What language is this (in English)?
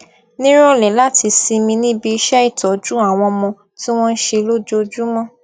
Yoruba